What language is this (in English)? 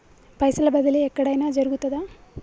Telugu